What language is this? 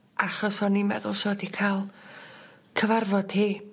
Welsh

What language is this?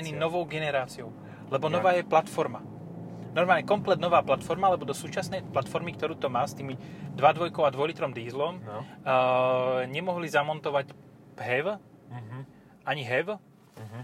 Slovak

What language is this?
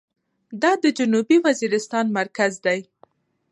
Pashto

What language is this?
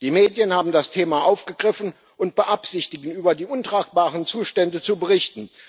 German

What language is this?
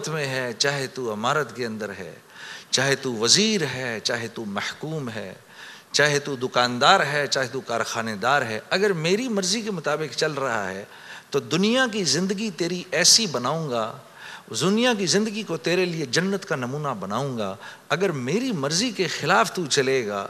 Urdu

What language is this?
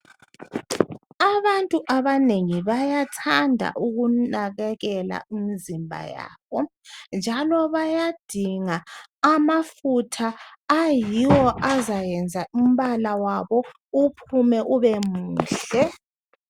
North Ndebele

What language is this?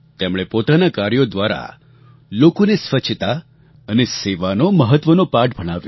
Gujarati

